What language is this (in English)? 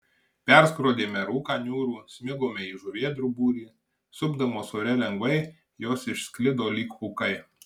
Lithuanian